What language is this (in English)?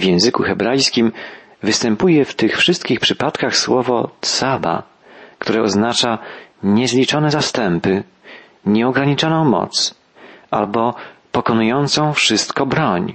Polish